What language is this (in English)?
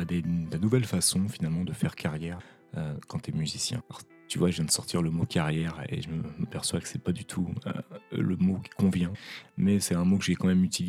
French